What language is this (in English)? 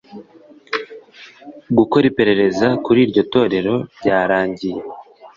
Kinyarwanda